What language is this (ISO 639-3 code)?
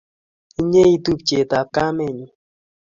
kln